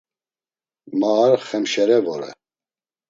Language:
Laz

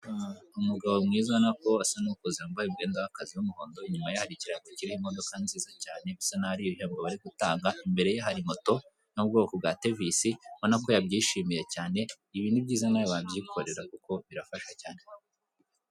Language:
Kinyarwanda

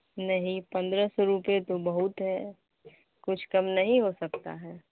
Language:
Urdu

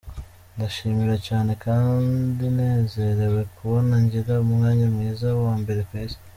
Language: Kinyarwanda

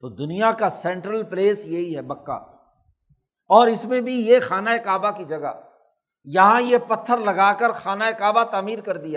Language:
Urdu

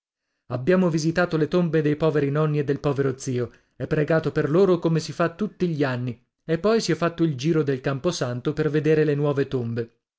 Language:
Italian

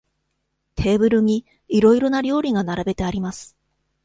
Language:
Japanese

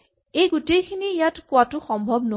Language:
Assamese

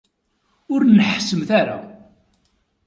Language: Kabyle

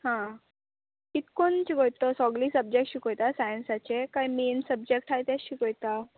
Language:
Konkani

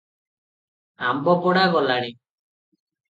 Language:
Odia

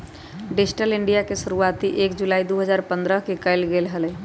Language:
Magahi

